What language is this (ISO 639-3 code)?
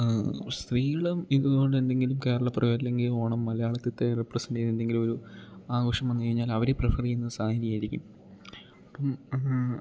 mal